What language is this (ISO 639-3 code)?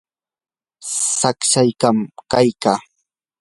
qur